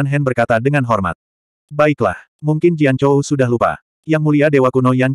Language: Indonesian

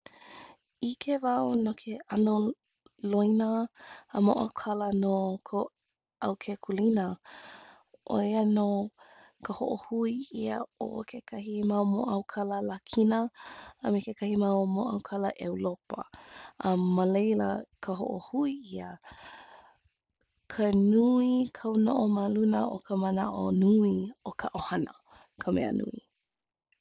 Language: Hawaiian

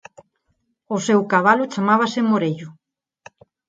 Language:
Galician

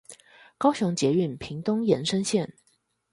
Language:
Chinese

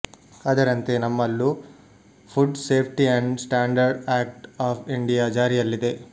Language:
Kannada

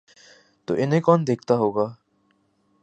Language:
Urdu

